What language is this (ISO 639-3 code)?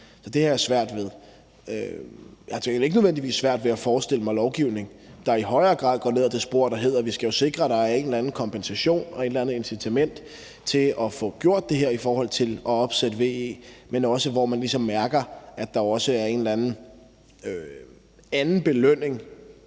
dan